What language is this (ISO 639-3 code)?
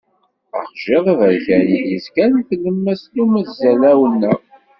kab